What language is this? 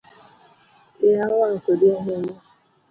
Luo (Kenya and Tanzania)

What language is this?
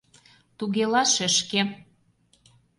Mari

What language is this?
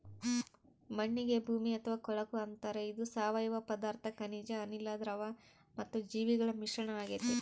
Kannada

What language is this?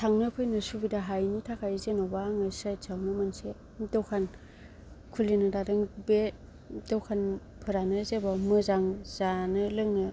Bodo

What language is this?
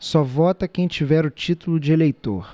Portuguese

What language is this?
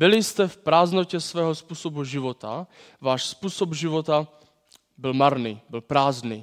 Czech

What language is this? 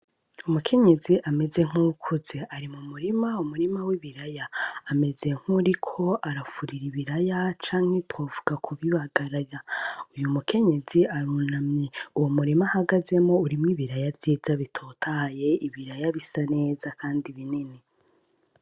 Rundi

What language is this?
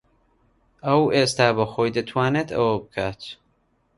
Central Kurdish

